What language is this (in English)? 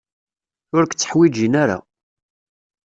Kabyle